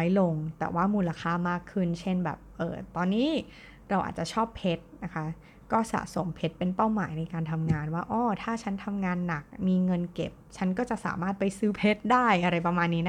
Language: Thai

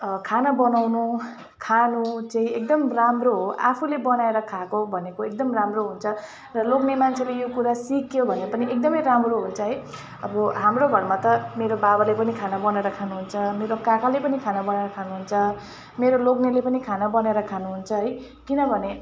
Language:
Nepali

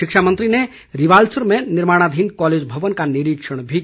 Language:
Hindi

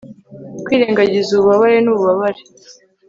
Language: Kinyarwanda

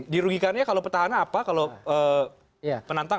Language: Indonesian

